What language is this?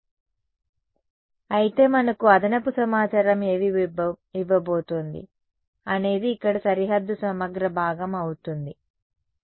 Telugu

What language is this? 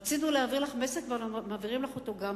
Hebrew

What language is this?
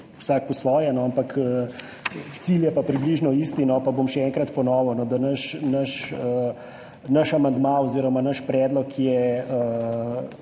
Slovenian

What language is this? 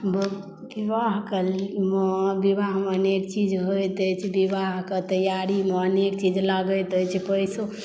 Maithili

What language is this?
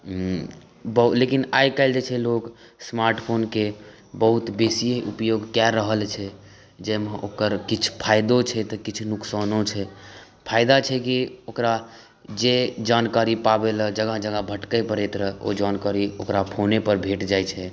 Maithili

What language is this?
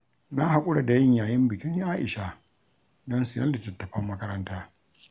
Hausa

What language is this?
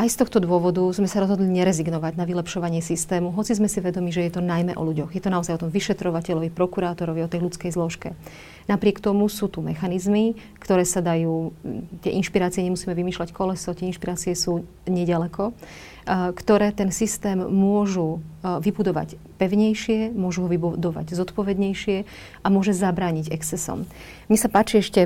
Slovak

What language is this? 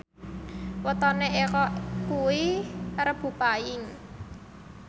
Javanese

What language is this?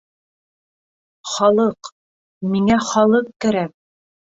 Bashkir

